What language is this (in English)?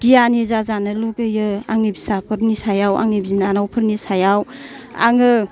Bodo